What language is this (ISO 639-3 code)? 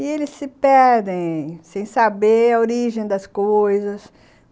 por